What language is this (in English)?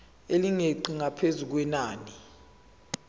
Zulu